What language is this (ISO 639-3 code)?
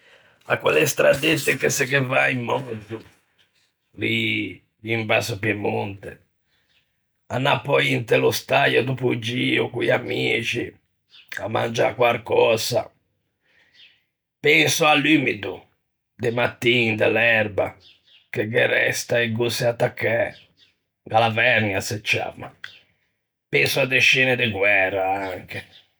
lij